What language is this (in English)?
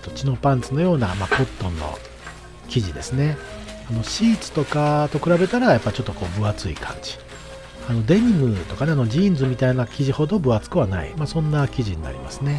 Japanese